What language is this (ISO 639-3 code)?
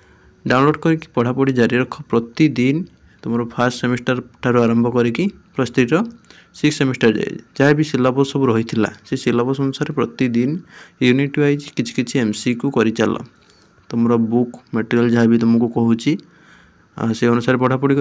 hin